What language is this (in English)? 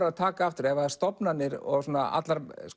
Icelandic